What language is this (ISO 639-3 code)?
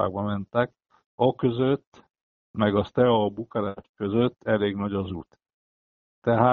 hun